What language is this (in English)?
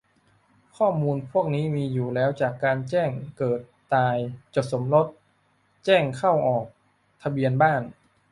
Thai